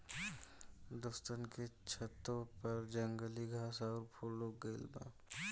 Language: Bhojpuri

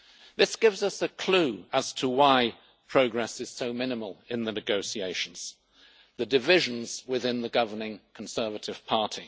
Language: English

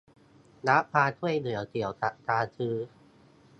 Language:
Thai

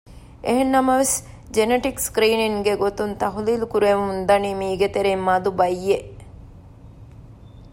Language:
Divehi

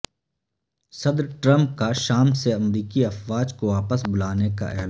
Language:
Urdu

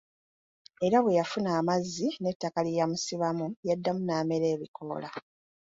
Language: Ganda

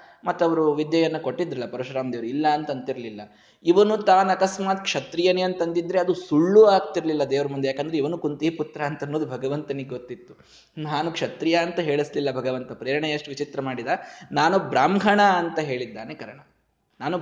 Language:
Kannada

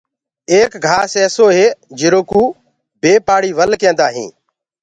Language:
Gurgula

